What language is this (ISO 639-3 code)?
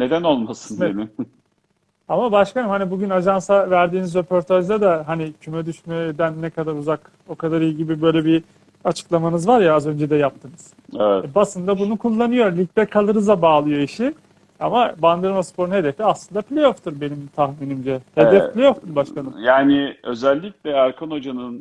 tur